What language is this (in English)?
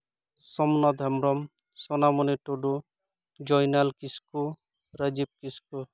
Santali